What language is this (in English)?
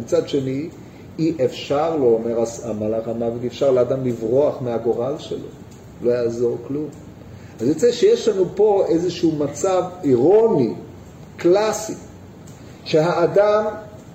Hebrew